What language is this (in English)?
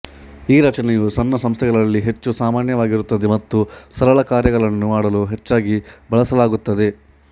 Kannada